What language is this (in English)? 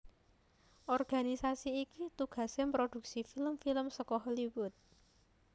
Javanese